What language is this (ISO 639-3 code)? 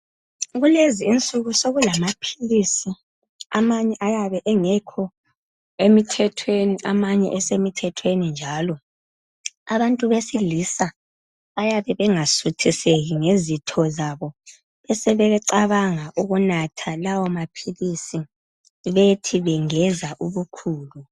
nde